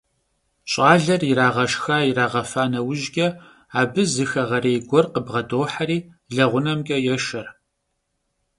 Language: Kabardian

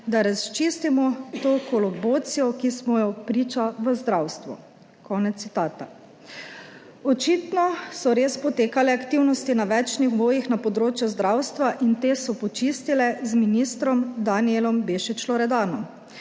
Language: Slovenian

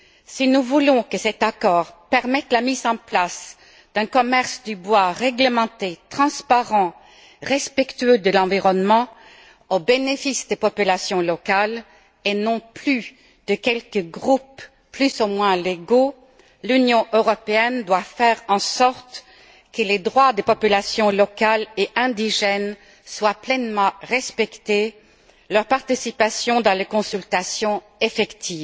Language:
French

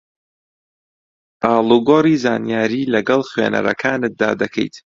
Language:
Central Kurdish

